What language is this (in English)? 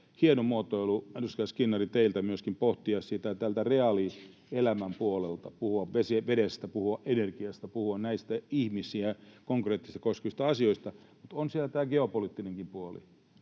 Finnish